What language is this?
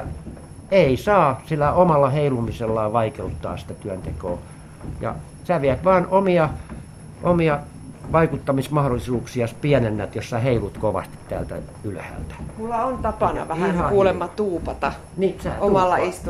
Finnish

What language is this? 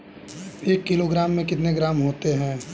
Hindi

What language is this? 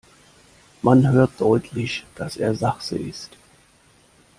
German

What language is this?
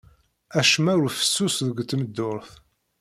Kabyle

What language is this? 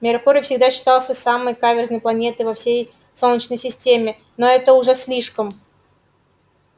Russian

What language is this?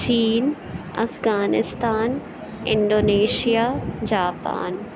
Urdu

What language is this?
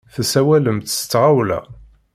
Kabyle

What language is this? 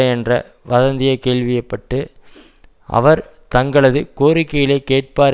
Tamil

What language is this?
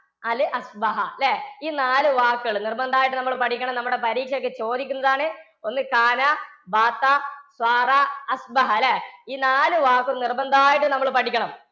Malayalam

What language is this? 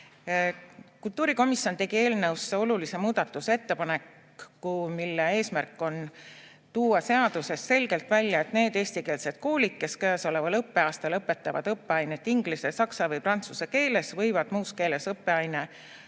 Estonian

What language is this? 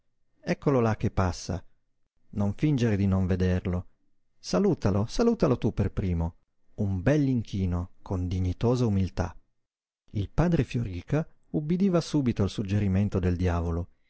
Italian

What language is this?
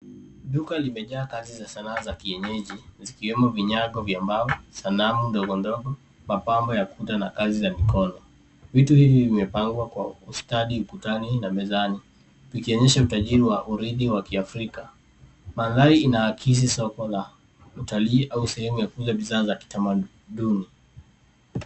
Swahili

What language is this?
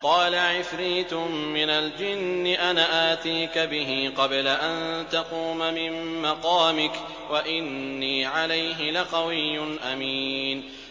Arabic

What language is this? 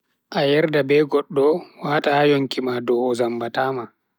Bagirmi Fulfulde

